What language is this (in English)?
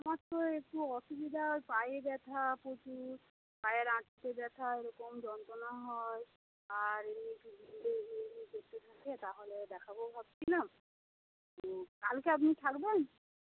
Bangla